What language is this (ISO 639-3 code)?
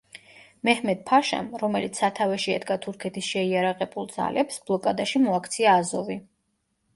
kat